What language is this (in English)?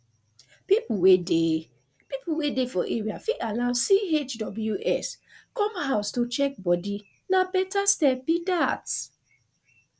Nigerian Pidgin